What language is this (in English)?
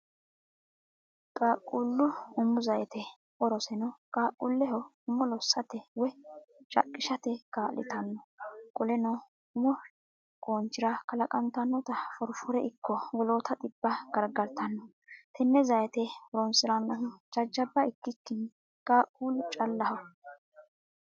Sidamo